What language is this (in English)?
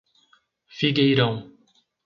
Portuguese